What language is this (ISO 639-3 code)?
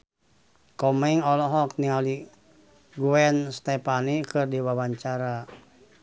sun